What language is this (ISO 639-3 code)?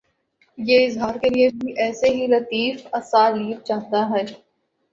urd